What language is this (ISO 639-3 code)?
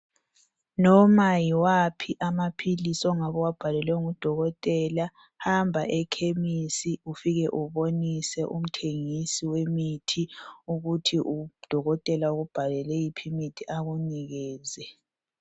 nde